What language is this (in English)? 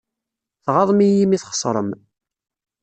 Kabyle